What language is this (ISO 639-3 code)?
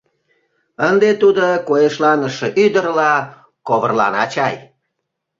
chm